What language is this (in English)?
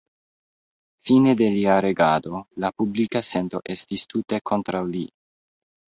Esperanto